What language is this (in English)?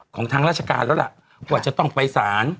Thai